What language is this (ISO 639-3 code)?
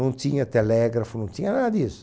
por